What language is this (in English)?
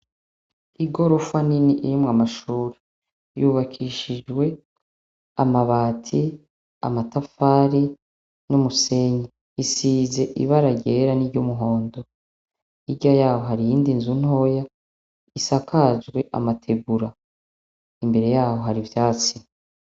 Rundi